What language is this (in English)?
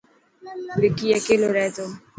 Dhatki